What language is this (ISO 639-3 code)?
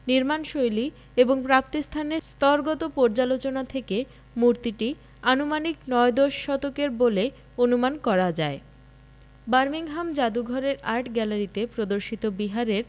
ben